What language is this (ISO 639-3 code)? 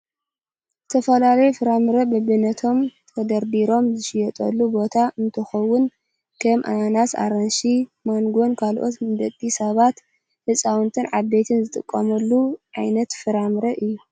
tir